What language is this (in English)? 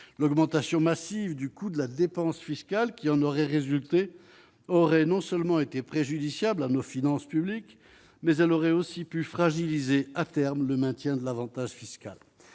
French